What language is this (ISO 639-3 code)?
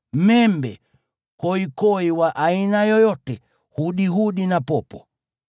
swa